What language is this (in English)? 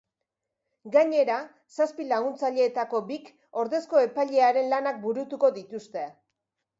Basque